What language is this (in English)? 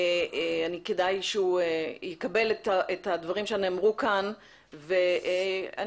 Hebrew